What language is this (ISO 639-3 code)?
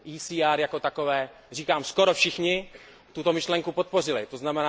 ces